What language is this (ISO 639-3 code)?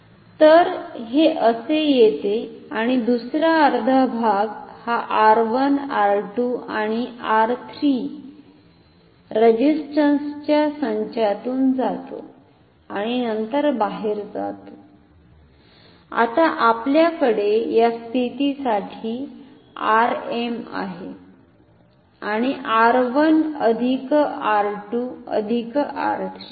mar